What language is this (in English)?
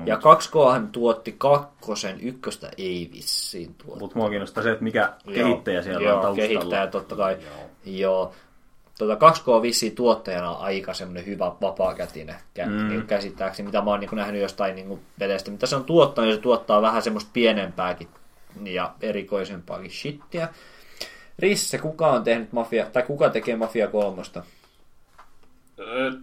Finnish